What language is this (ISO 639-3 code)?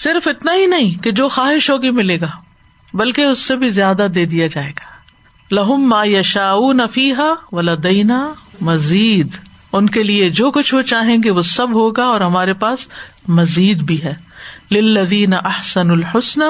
urd